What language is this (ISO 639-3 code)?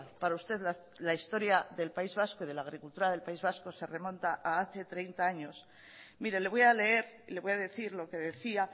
spa